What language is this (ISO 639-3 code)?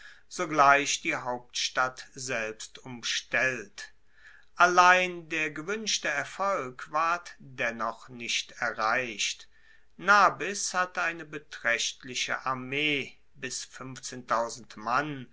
deu